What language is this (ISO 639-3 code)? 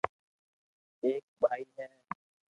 lrk